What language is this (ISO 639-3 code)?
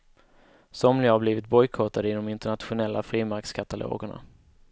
swe